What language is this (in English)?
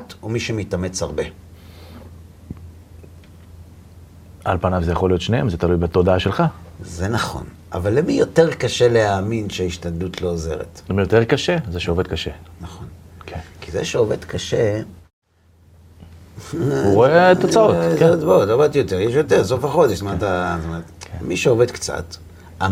Hebrew